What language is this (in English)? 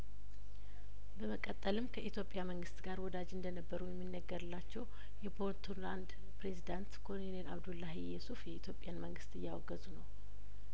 Amharic